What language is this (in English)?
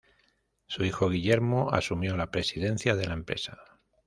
Spanish